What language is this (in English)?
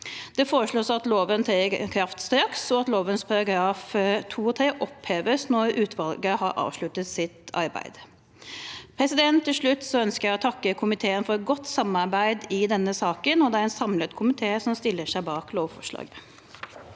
Norwegian